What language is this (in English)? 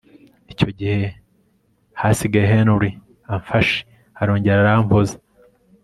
Kinyarwanda